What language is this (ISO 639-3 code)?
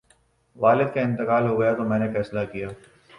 urd